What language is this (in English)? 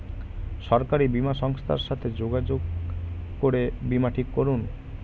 Bangla